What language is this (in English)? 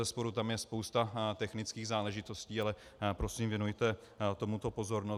Czech